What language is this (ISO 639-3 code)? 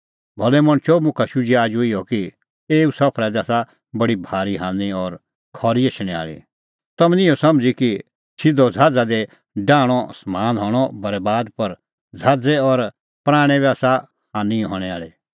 kfx